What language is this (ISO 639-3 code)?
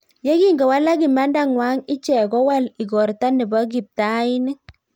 kln